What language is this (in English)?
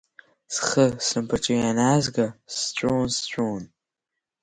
Abkhazian